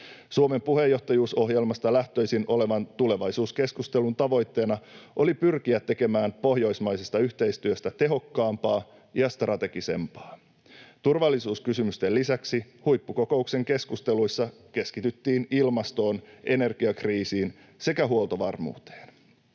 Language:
Finnish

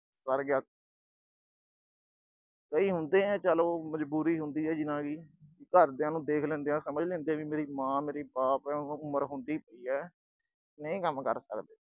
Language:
Punjabi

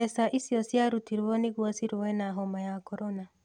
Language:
Kikuyu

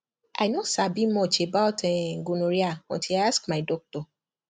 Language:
Nigerian Pidgin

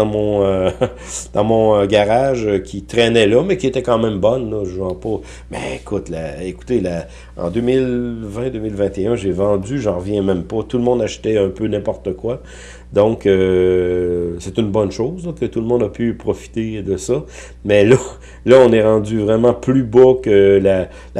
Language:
French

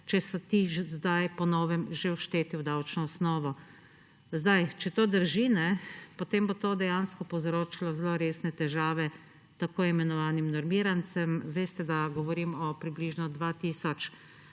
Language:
Slovenian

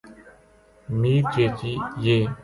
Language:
Gujari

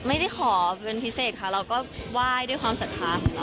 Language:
Thai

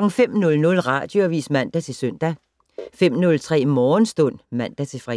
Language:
Danish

